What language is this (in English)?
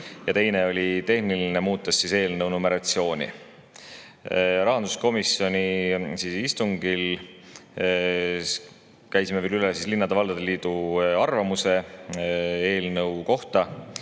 Estonian